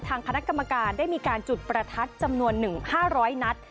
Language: Thai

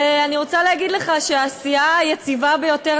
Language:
Hebrew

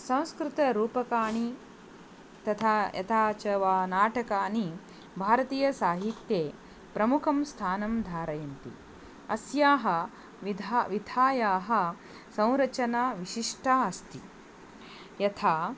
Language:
Sanskrit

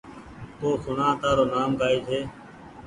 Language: Goaria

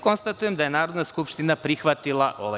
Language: Serbian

